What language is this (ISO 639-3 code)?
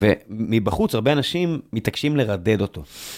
heb